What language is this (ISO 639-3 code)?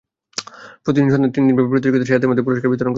ben